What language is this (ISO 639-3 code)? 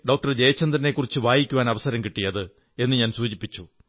mal